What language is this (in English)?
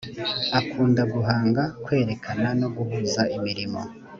Kinyarwanda